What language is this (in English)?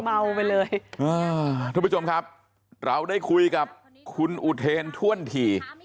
Thai